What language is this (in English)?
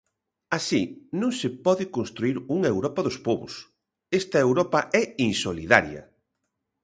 Galician